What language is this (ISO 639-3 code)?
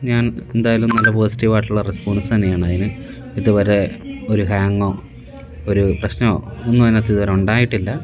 mal